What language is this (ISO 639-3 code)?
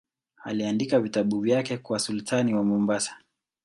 swa